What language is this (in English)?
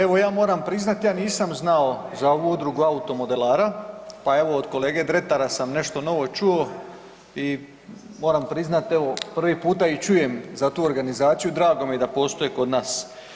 Croatian